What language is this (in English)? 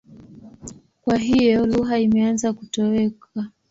Swahili